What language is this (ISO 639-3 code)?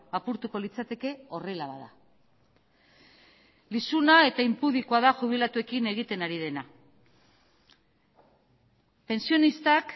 eus